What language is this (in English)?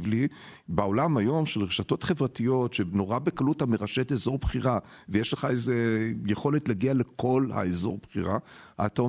Hebrew